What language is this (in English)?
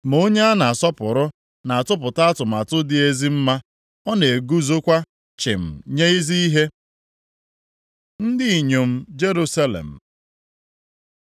Igbo